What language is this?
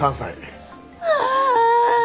Japanese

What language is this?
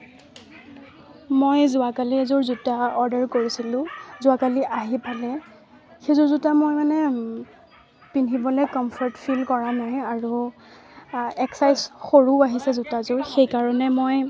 Assamese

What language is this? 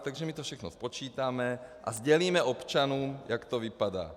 Czech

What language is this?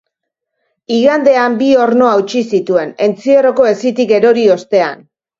Basque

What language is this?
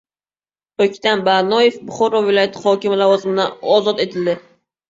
Uzbek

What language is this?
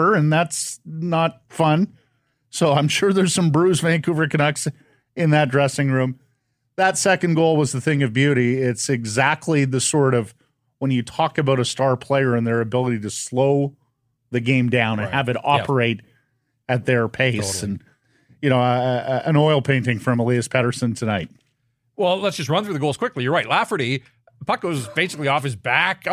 English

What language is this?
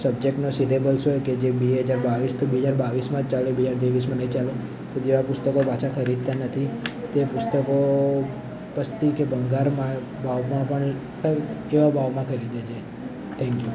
Gujarati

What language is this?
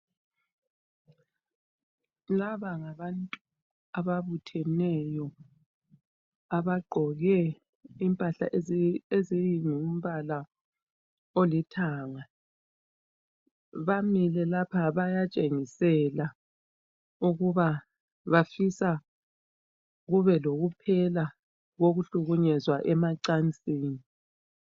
North Ndebele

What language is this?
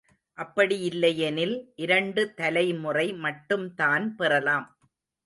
Tamil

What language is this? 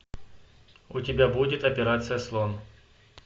Russian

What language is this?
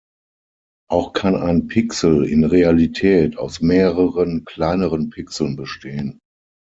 German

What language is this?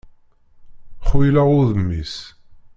Kabyle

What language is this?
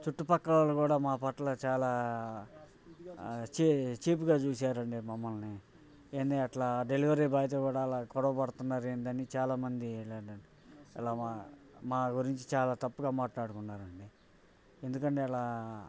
Telugu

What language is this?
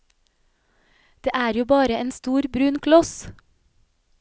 Norwegian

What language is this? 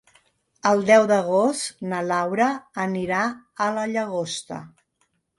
Catalan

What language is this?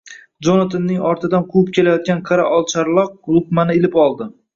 Uzbek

